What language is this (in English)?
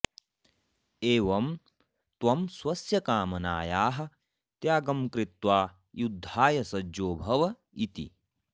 Sanskrit